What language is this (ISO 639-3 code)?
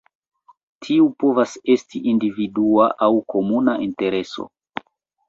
epo